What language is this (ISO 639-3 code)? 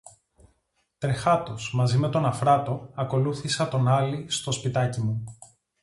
ell